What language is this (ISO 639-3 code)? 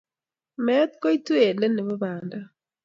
kln